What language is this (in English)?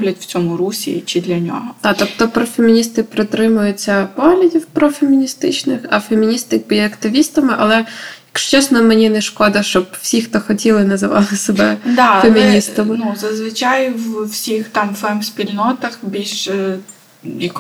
Ukrainian